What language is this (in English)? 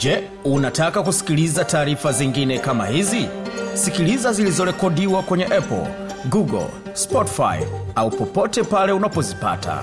Swahili